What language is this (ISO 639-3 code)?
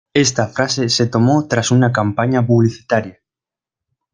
spa